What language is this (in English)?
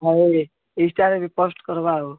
Odia